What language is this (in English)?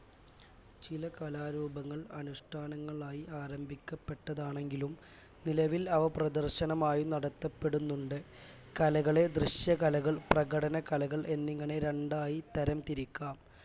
Malayalam